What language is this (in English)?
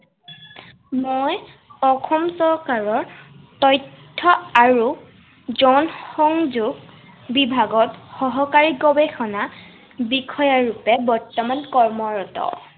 Assamese